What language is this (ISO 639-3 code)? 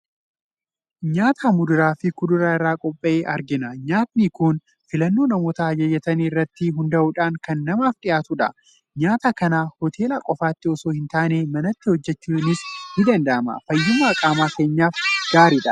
orm